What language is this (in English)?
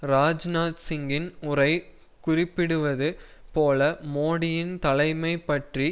Tamil